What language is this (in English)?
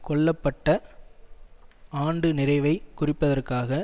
Tamil